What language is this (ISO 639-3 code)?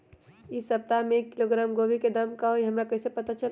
mag